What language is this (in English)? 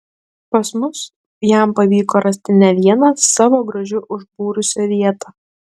Lithuanian